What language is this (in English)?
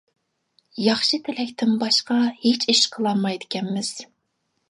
Uyghur